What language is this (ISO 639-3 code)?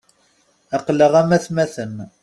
kab